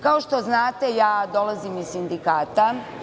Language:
Serbian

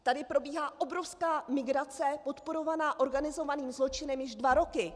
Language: Czech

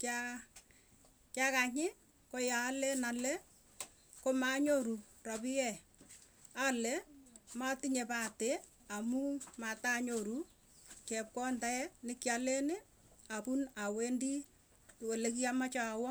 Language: Tugen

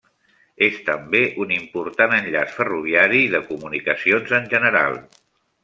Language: Catalan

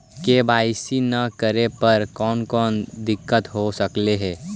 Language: Magahi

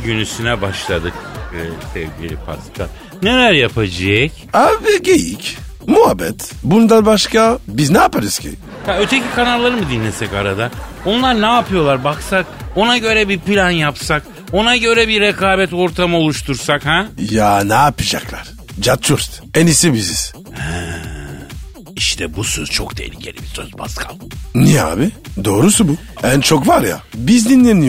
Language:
Turkish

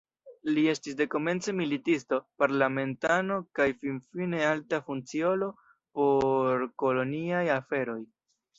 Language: Esperanto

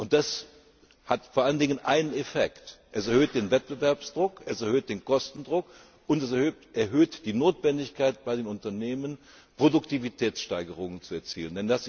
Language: German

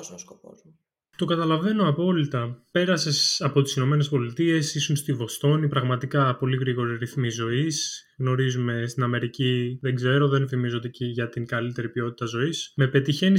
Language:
Greek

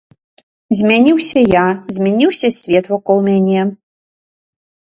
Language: Belarusian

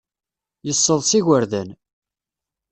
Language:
Kabyle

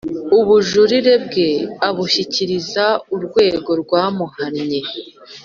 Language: Kinyarwanda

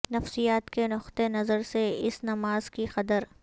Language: Urdu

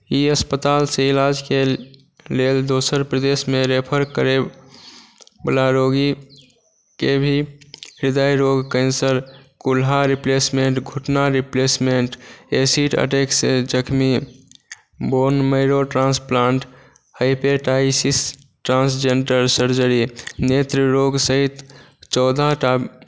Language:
Maithili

